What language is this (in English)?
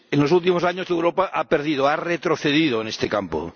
Spanish